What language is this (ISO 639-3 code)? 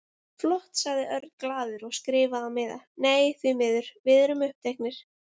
isl